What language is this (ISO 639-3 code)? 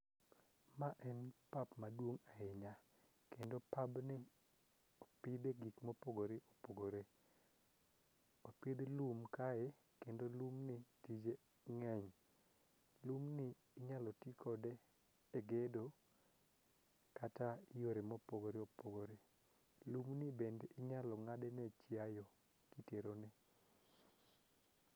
luo